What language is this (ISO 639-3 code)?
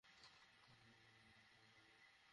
ben